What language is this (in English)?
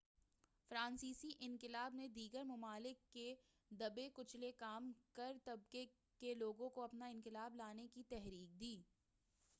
Urdu